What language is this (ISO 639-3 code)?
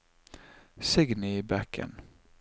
nor